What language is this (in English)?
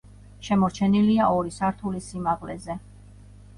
Georgian